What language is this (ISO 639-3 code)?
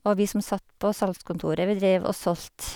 nor